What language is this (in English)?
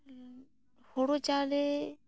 Santali